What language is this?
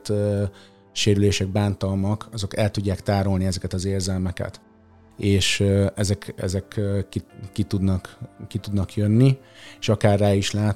Hungarian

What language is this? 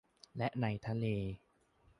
Thai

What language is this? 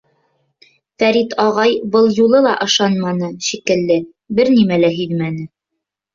Bashkir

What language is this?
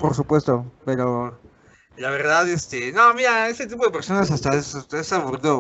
Spanish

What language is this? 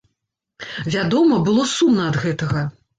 Belarusian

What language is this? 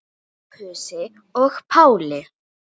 Icelandic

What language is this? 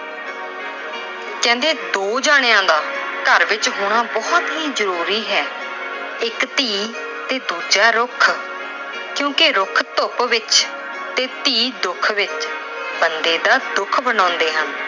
Punjabi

